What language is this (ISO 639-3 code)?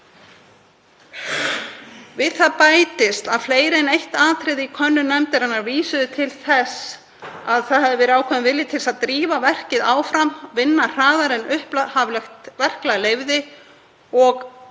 isl